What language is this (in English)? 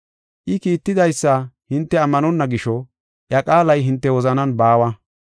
Gofa